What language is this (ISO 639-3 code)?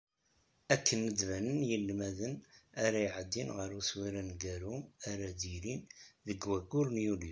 kab